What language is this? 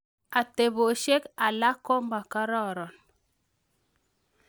Kalenjin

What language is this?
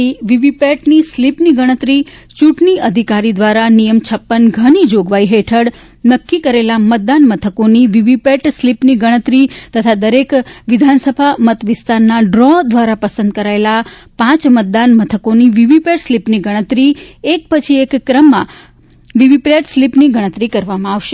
Gujarati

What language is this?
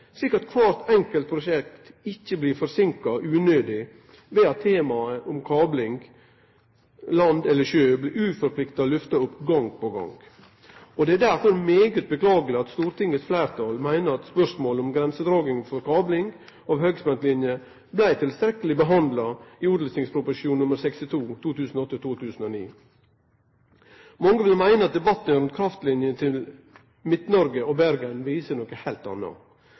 Norwegian Nynorsk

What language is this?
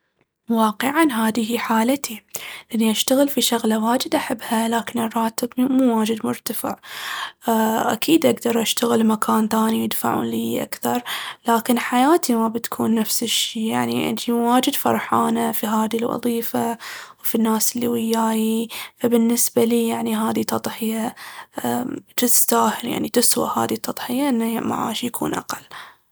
Baharna Arabic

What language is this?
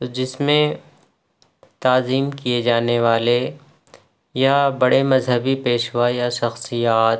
Urdu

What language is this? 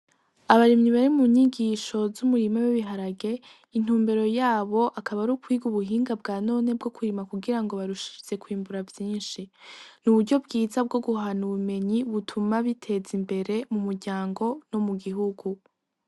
Rundi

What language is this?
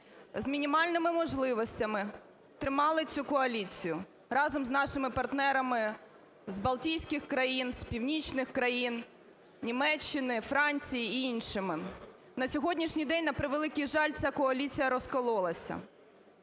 Ukrainian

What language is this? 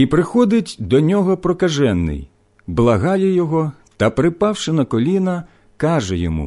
Ukrainian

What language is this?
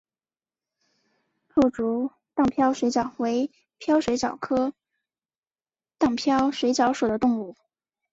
Chinese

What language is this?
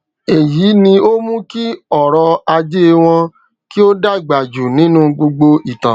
Yoruba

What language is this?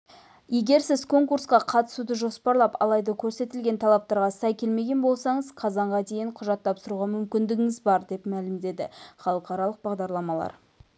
Kazakh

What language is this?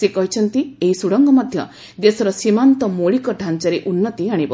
Odia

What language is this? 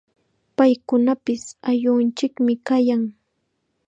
Chiquián Ancash Quechua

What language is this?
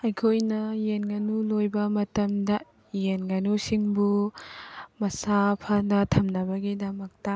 Manipuri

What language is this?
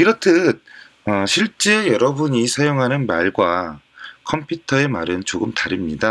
Korean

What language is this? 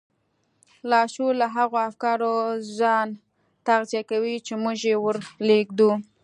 Pashto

